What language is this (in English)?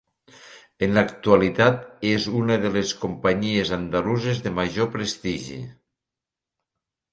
Catalan